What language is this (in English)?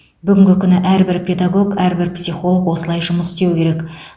Kazakh